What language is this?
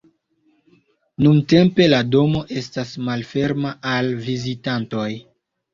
Esperanto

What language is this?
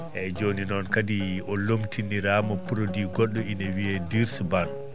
Fula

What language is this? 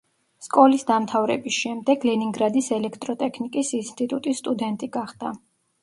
Georgian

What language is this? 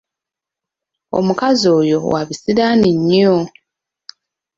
Ganda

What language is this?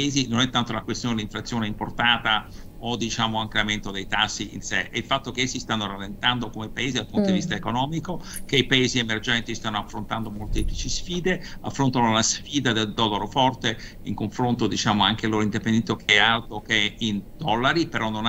Italian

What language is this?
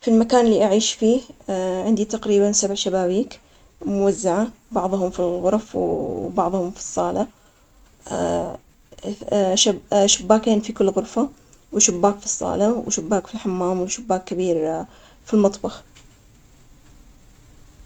Omani Arabic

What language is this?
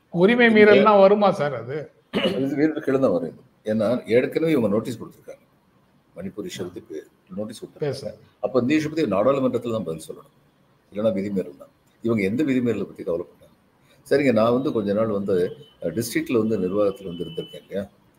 Tamil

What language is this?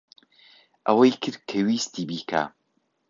Central Kurdish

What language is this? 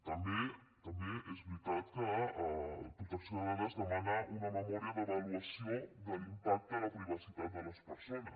Catalan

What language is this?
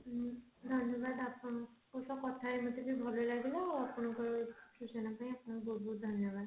Odia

